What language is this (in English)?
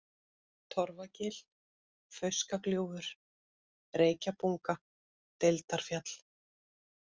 Icelandic